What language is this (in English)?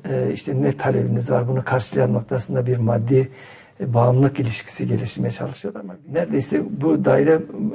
Turkish